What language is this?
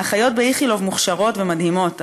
Hebrew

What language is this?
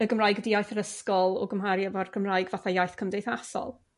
Welsh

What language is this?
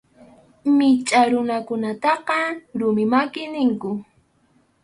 Arequipa-La Unión Quechua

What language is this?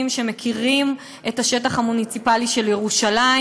Hebrew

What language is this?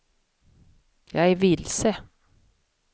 Swedish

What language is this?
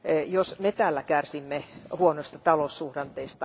Finnish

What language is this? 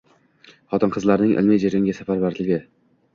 Uzbek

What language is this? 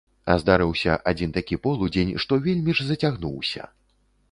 Belarusian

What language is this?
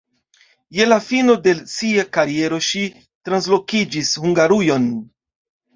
Esperanto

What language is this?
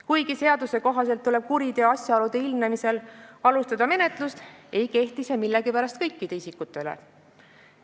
Estonian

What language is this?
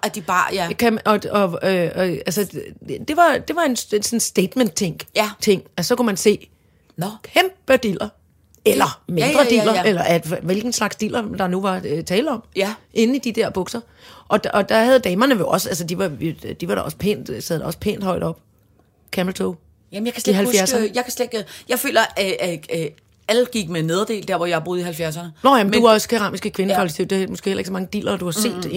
Danish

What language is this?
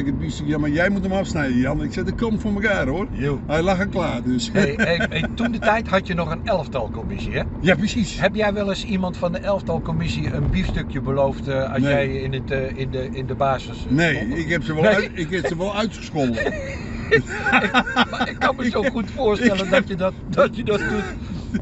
Dutch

